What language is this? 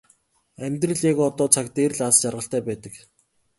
Mongolian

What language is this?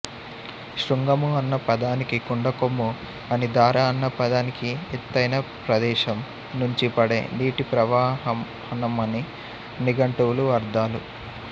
Telugu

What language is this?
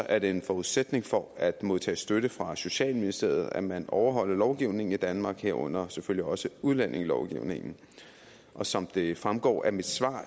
Danish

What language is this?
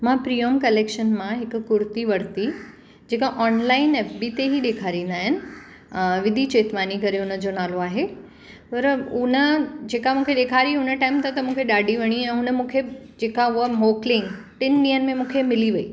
Sindhi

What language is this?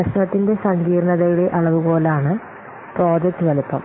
Malayalam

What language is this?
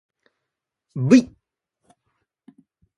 Japanese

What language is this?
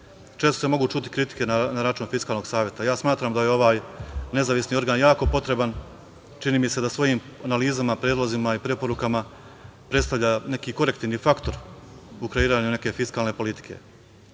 Serbian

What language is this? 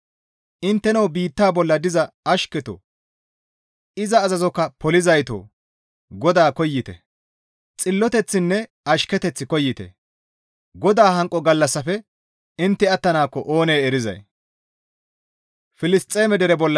Gamo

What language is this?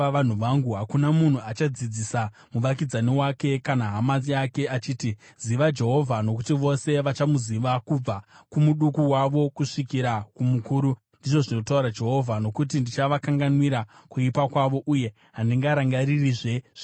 Shona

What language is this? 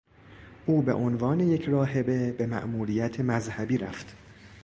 Persian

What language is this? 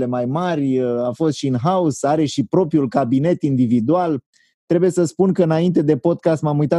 Romanian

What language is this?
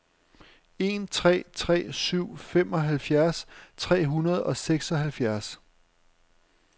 Danish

